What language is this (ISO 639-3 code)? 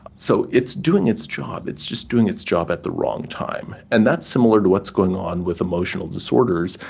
eng